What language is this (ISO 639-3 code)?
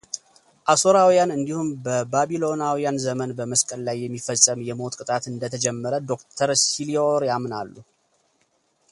amh